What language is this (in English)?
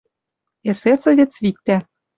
Western Mari